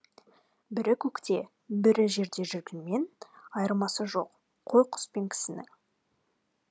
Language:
Kazakh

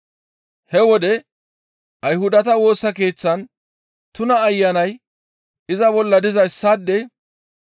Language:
Gamo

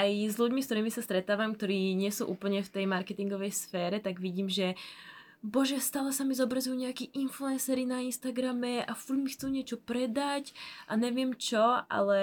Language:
Slovak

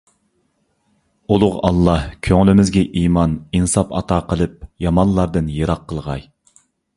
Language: Uyghur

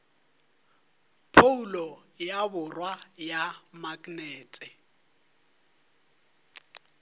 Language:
Northern Sotho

